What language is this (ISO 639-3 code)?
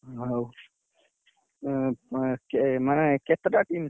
ori